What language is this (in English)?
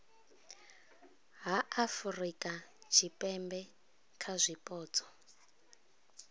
Venda